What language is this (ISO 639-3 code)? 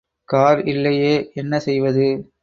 tam